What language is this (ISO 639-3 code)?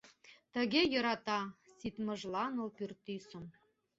chm